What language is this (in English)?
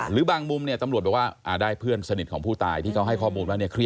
Thai